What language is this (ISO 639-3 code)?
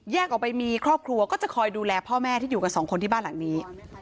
tha